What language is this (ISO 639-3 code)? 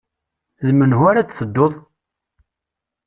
kab